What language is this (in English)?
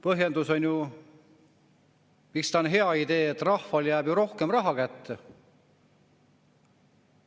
Estonian